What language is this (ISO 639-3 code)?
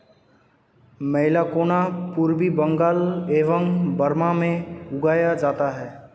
hin